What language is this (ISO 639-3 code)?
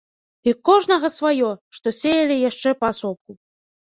bel